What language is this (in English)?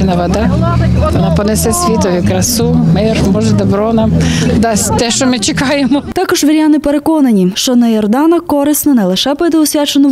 Russian